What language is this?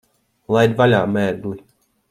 Latvian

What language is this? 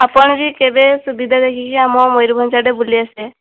Odia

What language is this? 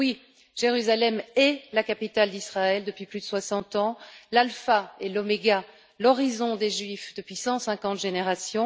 French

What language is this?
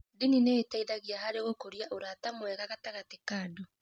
Kikuyu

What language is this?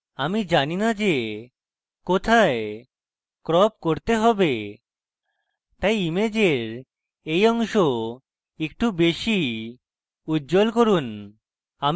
Bangla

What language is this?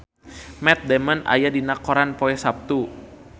Sundanese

